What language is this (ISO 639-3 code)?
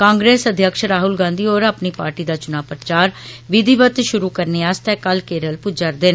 doi